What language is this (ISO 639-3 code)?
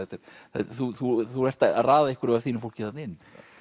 isl